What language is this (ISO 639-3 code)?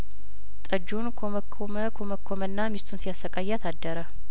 amh